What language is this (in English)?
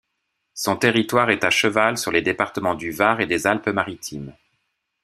French